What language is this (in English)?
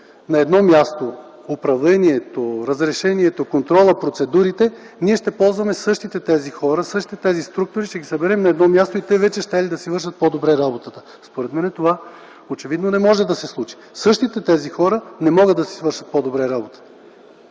Bulgarian